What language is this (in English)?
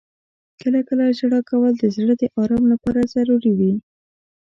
Pashto